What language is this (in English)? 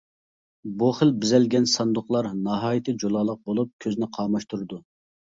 Uyghur